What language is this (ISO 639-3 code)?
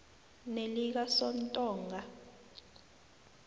nbl